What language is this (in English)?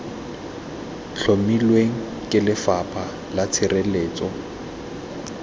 Tswana